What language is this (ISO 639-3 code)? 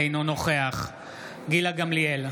heb